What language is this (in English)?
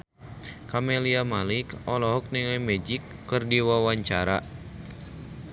Sundanese